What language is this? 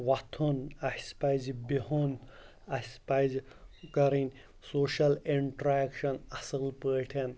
Kashmiri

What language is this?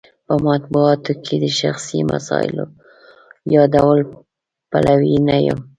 Pashto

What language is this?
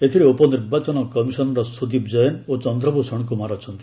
Odia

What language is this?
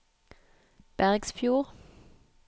Norwegian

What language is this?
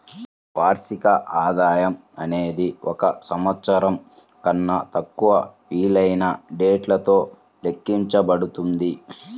Telugu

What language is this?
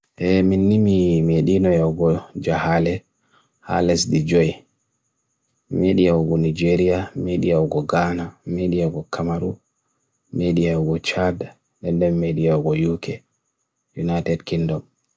Bagirmi Fulfulde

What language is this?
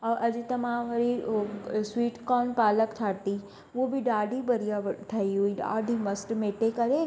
Sindhi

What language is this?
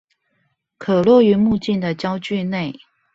Chinese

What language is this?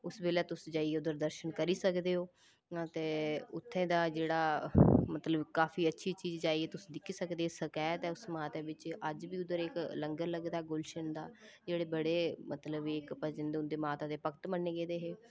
Dogri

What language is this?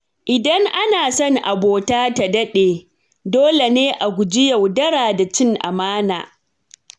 Hausa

